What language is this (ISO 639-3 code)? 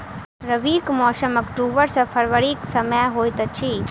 mai